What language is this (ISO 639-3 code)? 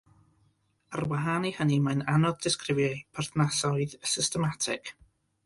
cym